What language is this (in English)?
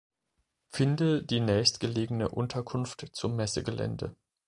German